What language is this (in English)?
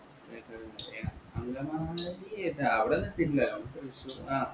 Malayalam